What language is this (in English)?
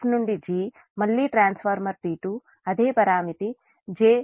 Telugu